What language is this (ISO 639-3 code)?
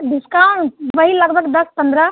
hin